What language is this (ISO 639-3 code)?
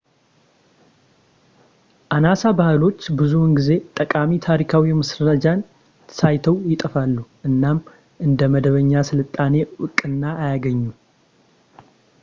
amh